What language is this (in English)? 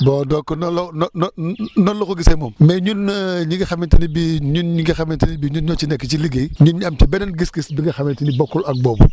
Wolof